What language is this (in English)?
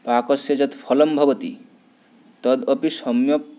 Sanskrit